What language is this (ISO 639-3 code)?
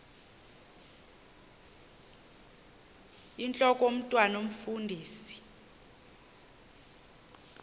xho